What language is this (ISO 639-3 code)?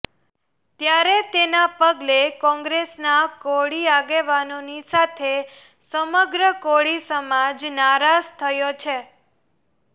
guj